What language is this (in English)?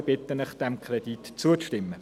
Swiss German